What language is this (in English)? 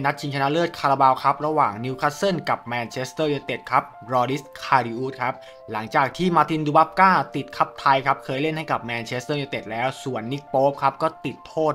Thai